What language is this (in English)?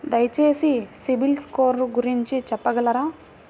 Telugu